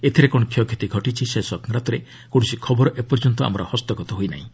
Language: Odia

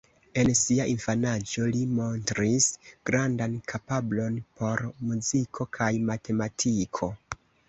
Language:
Esperanto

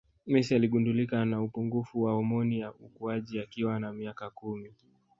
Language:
Swahili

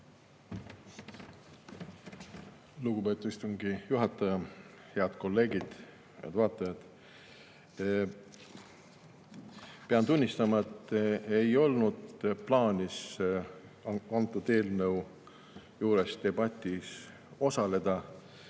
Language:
Estonian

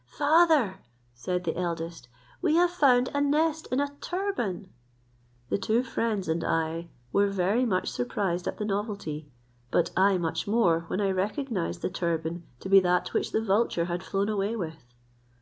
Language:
English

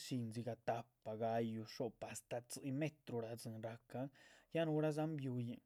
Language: Chichicapan Zapotec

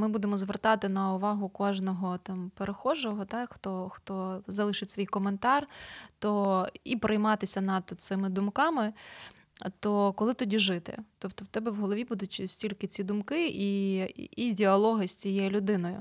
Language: Ukrainian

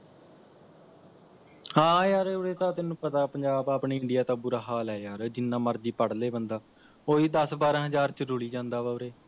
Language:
Punjabi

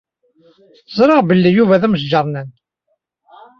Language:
Kabyle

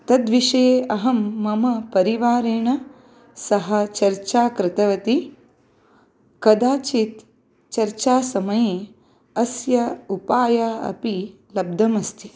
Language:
Sanskrit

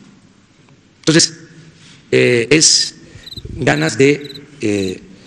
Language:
Spanish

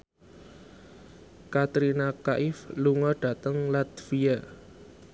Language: Javanese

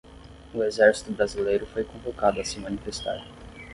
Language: Portuguese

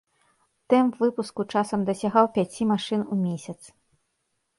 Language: Belarusian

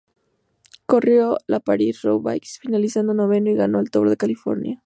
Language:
Spanish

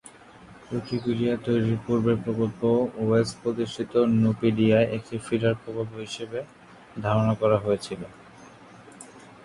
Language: Bangla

